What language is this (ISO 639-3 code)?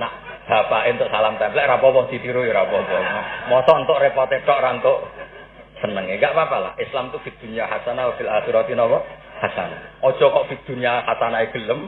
ind